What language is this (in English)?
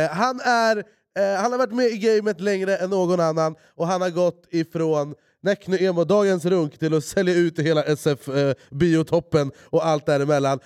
Swedish